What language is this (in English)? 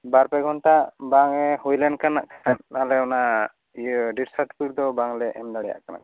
Santali